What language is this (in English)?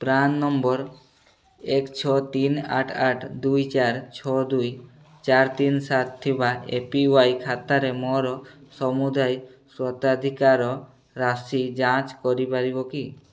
Odia